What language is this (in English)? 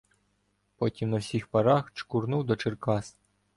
Ukrainian